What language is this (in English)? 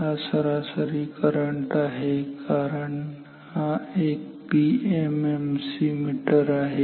Marathi